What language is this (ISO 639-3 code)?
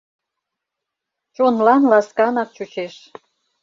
chm